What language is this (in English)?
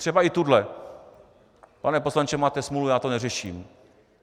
Czech